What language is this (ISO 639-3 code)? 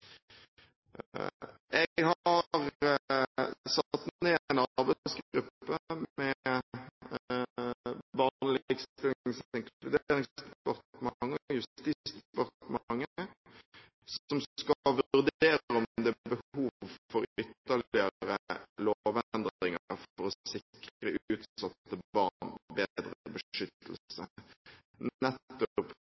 nob